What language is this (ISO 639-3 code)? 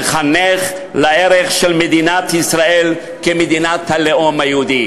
heb